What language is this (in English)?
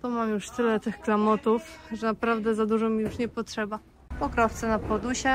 Polish